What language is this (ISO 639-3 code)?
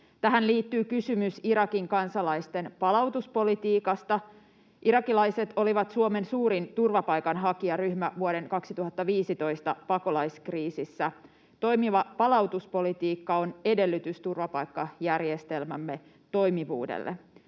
fin